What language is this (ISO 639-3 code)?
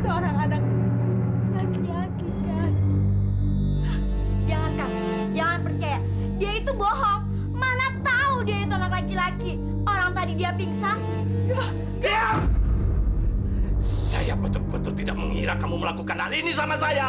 ind